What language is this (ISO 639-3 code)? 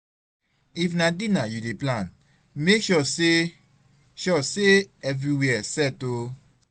pcm